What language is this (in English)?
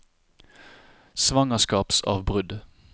Norwegian